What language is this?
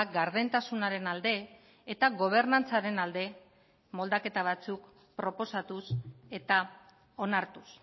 Basque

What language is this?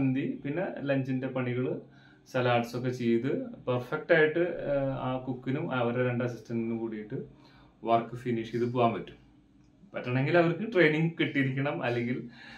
Malayalam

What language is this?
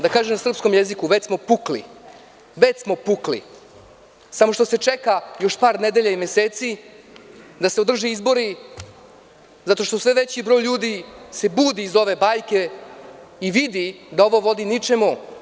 Serbian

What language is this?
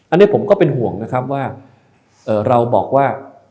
Thai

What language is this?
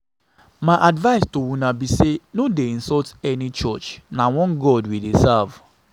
Nigerian Pidgin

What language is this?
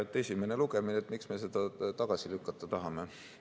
Estonian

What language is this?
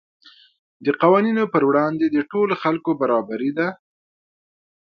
Pashto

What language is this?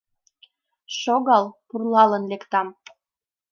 Mari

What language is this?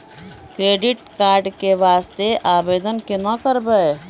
Maithili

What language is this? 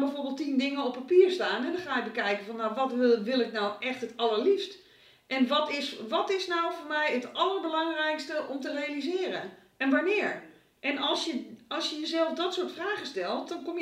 Dutch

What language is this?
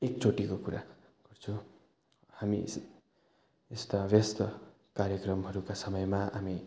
Nepali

